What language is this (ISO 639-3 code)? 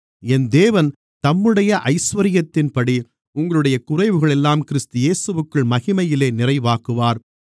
tam